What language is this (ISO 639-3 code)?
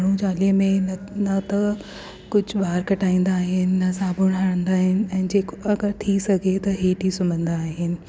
snd